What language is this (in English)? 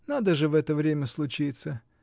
Russian